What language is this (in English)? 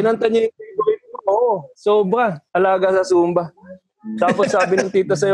Filipino